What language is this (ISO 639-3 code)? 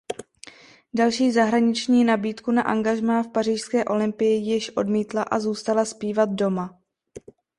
ces